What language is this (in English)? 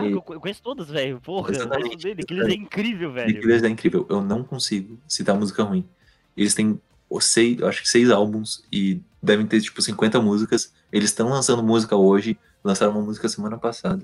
Portuguese